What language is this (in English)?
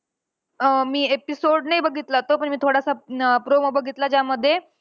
Marathi